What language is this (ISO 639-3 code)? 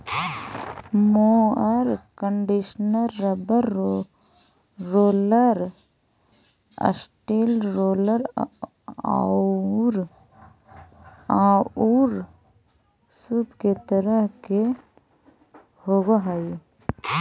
mag